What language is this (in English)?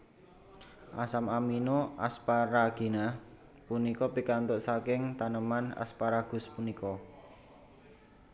Javanese